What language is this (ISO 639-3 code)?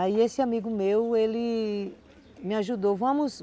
por